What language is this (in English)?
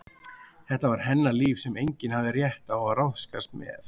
Icelandic